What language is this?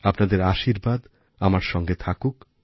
Bangla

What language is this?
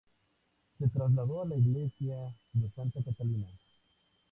Spanish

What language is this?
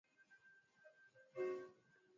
Swahili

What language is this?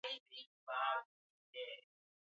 Swahili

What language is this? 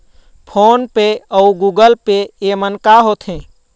Chhattisgarhi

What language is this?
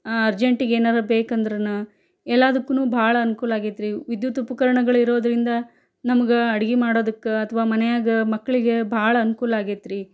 Kannada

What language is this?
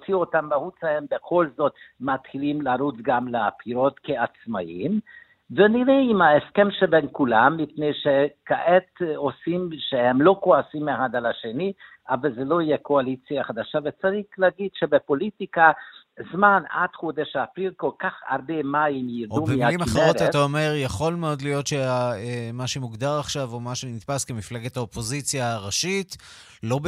Hebrew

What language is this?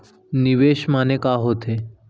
Chhattisgarhi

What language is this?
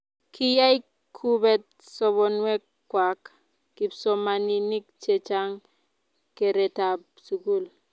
Kalenjin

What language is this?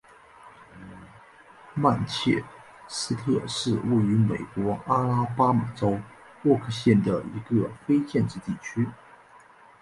Chinese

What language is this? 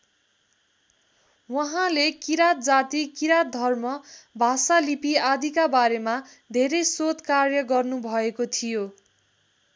Nepali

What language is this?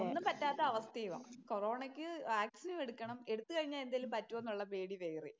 Malayalam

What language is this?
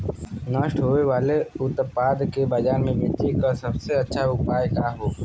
Bhojpuri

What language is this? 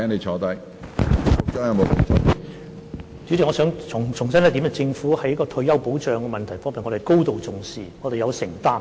Cantonese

